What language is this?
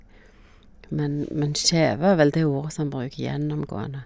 Norwegian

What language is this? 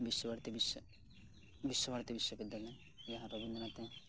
Santali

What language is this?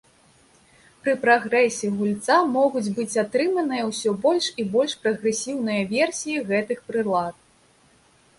Belarusian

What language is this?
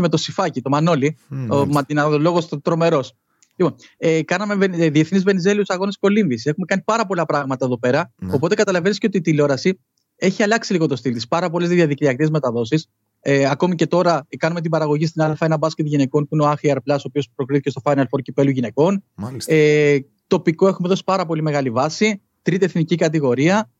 Greek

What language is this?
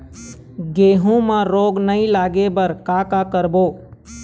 Chhattisgarhi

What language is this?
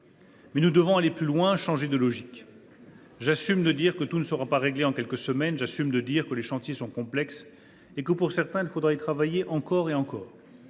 French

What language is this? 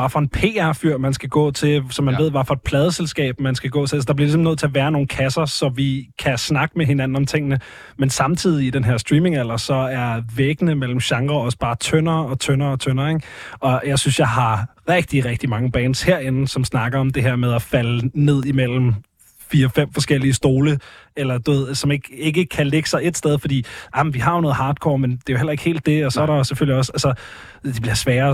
Danish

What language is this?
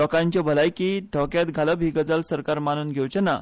Konkani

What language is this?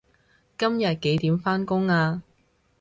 Cantonese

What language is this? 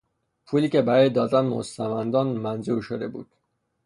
Persian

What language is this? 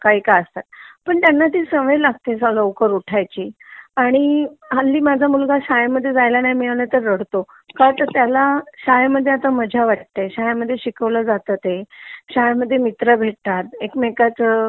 Marathi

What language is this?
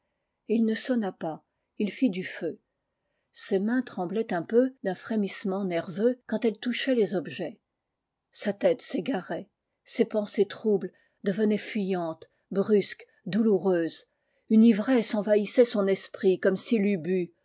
French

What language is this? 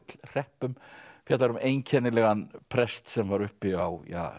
Icelandic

